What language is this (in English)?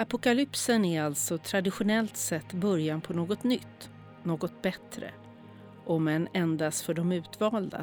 Swedish